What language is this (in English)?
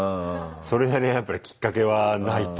Japanese